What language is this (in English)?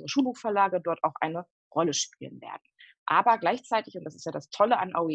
German